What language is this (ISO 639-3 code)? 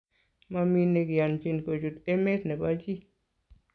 kln